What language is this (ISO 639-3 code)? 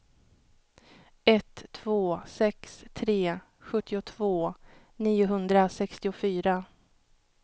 swe